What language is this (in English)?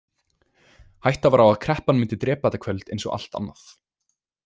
Icelandic